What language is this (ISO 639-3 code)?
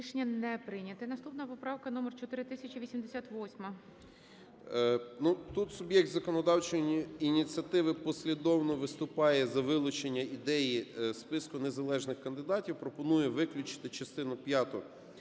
ukr